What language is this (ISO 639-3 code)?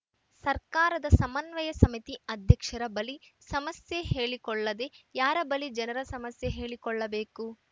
kan